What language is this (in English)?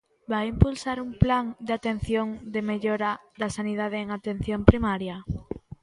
Galician